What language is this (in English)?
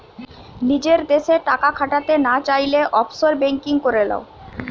Bangla